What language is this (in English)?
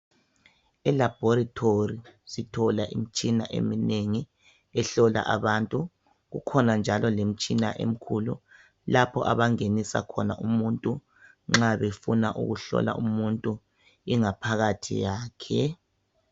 North Ndebele